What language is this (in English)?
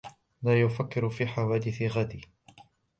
Arabic